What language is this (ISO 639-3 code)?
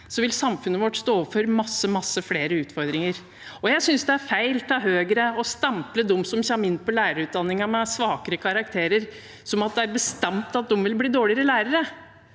nor